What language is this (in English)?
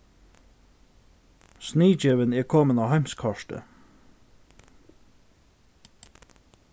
Faroese